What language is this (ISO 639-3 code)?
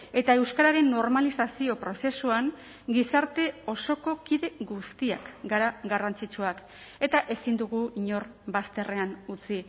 eus